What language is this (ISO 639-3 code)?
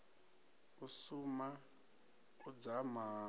ven